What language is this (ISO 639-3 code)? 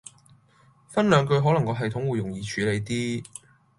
yue